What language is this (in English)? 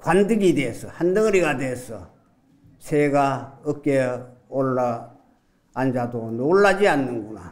Korean